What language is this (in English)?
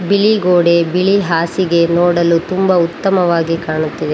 Kannada